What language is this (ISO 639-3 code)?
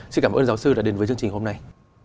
vie